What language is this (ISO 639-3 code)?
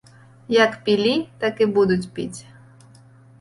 bel